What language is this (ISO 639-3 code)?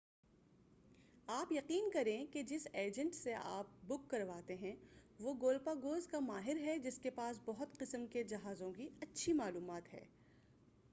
urd